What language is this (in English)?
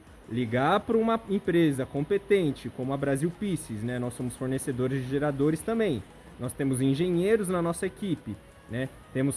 Portuguese